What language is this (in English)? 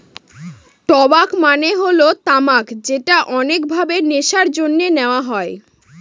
Bangla